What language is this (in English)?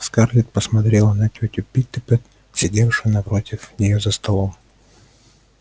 Russian